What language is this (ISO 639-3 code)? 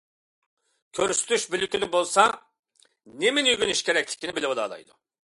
uig